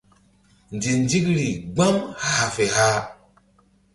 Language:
Mbum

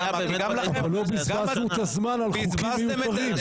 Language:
Hebrew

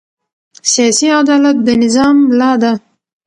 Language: Pashto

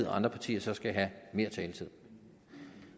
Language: Danish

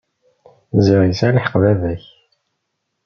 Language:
Kabyle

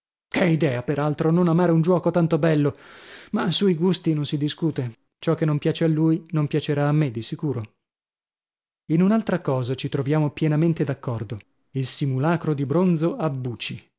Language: Italian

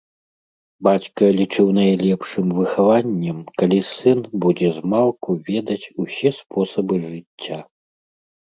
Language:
Belarusian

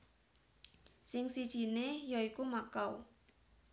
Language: Javanese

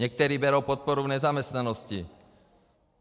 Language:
Czech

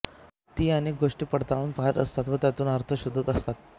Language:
Marathi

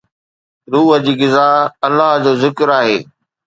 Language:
Sindhi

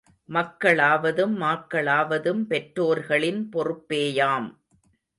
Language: Tamil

